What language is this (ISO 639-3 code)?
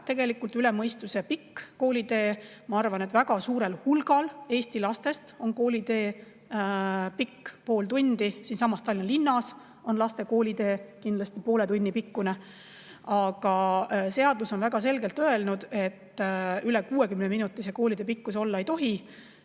est